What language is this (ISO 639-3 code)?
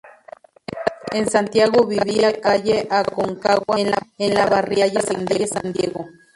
spa